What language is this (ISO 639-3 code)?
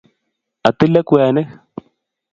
kln